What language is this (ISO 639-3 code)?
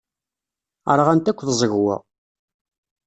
kab